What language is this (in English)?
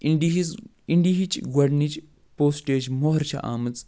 Kashmiri